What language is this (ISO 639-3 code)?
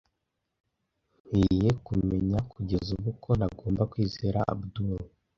kin